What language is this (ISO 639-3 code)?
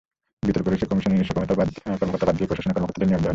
ben